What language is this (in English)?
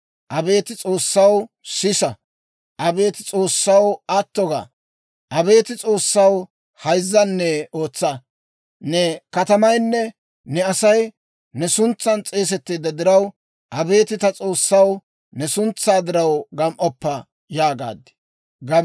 Dawro